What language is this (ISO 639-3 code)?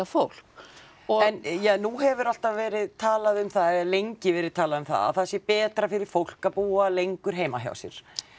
isl